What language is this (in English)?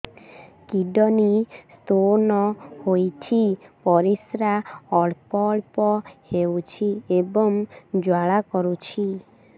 Odia